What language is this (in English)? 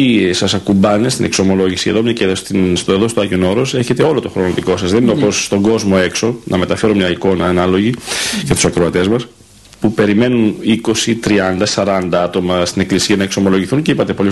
Greek